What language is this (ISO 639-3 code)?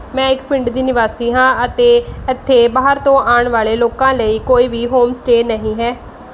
pan